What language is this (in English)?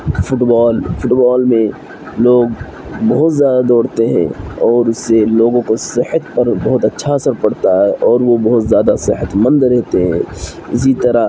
Urdu